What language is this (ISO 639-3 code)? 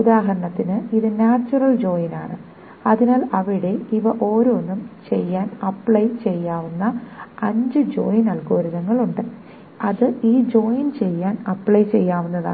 mal